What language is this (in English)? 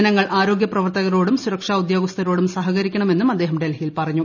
Malayalam